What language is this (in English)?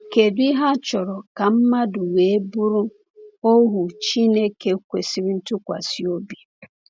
Igbo